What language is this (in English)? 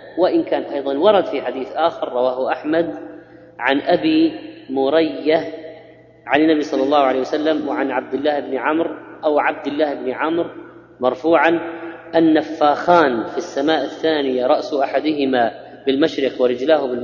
Arabic